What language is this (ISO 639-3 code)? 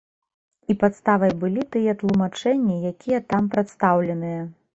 bel